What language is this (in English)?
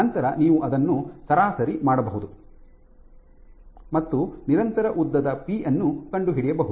Kannada